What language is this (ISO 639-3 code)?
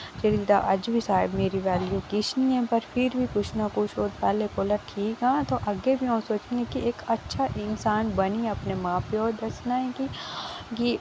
doi